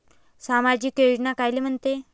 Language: Marathi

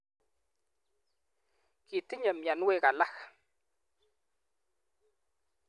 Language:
Kalenjin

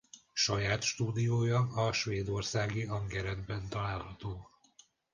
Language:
Hungarian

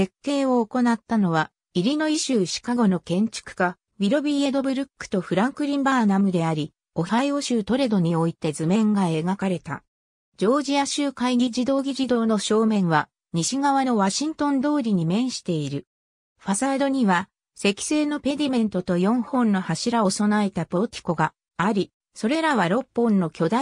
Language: Japanese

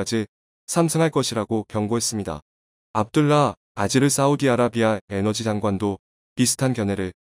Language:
Korean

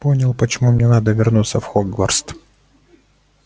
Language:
Russian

